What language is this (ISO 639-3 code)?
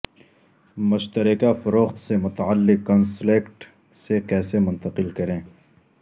urd